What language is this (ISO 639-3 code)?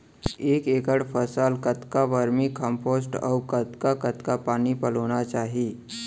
hne